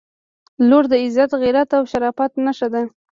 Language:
Pashto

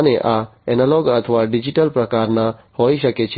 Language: Gujarati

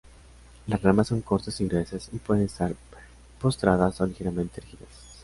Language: Spanish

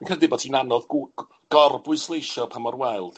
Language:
Welsh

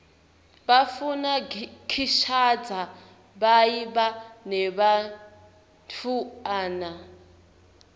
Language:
Swati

